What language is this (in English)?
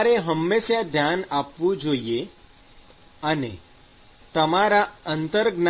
Gujarati